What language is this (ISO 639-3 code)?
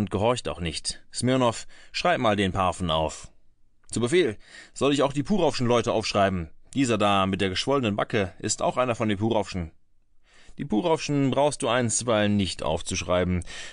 deu